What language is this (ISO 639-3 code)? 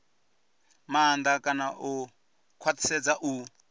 ven